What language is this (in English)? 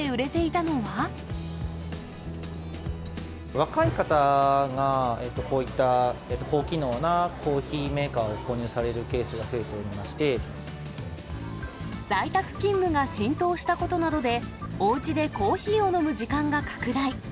Japanese